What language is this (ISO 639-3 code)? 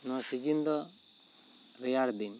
sat